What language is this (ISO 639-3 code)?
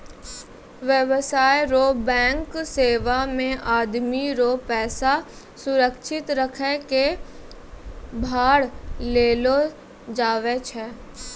mai